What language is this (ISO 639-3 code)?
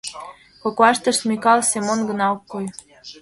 chm